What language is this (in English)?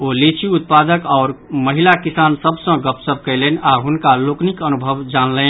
Maithili